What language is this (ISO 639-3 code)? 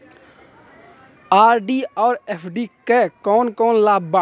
bho